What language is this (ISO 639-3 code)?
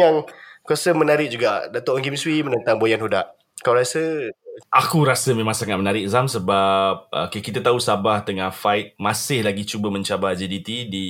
msa